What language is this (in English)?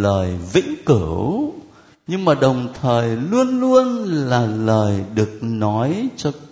Vietnamese